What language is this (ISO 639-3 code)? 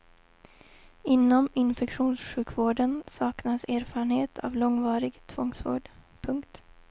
swe